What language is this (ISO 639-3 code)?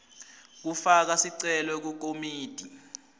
ssw